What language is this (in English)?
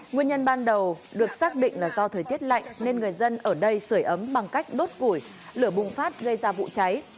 Vietnamese